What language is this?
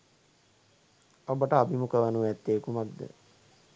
Sinhala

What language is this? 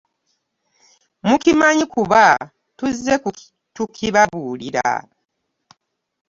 Ganda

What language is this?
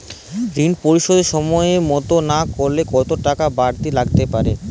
Bangla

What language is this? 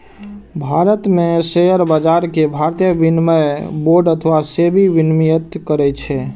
Maithili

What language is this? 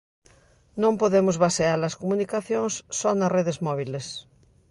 Galician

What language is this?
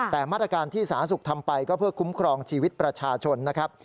Thai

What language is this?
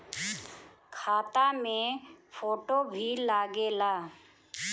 Bhojpuri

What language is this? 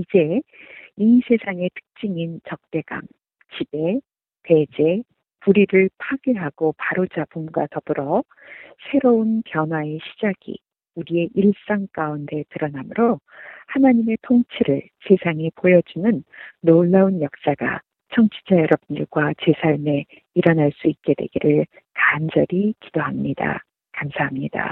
Korean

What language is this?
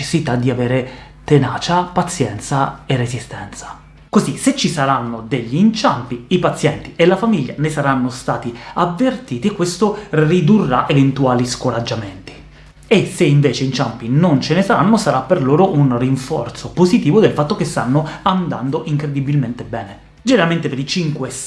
Italian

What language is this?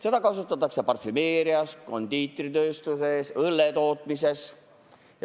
Estonian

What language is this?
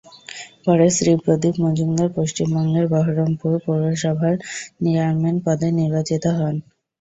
Bangla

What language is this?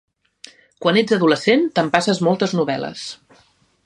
Catalan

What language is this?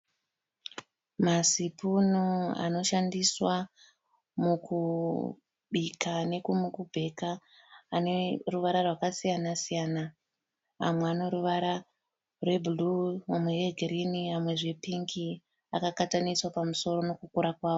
Shona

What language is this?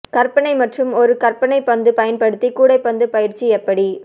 Tamil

